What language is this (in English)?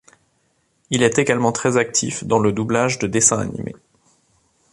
French